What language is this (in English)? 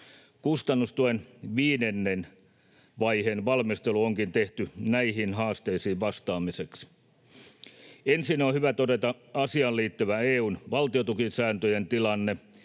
Finnish